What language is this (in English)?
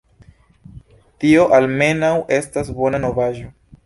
Esperanto